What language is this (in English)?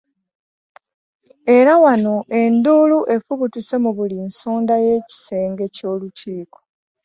Ganda